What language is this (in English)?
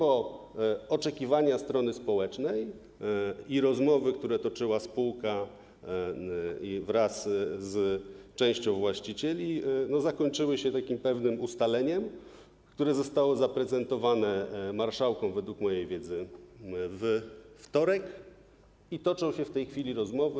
Polish